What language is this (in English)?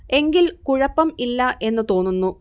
Malayalam